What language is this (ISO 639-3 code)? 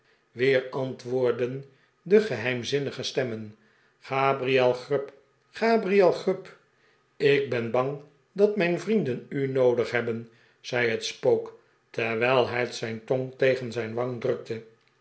nld